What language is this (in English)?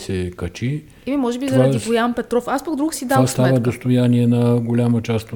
Bulgarian